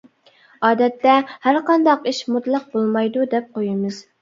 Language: Uyghur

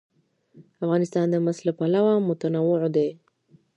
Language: Pashto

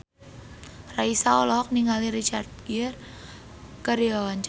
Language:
Sundanese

